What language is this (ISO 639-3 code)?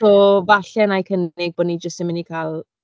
cym